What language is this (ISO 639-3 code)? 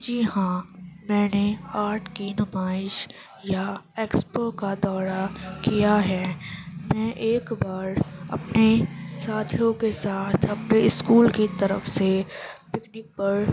urd